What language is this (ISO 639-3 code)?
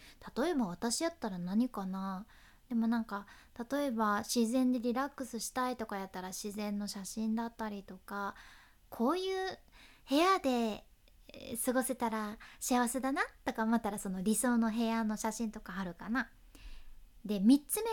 jpn